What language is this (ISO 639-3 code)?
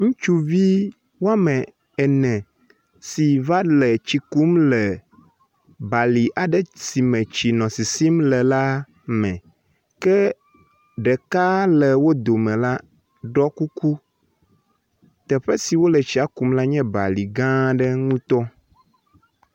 ewe